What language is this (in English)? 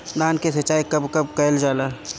Bhojpuri